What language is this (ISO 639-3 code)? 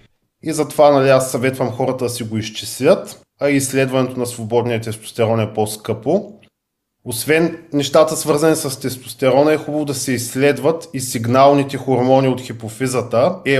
bul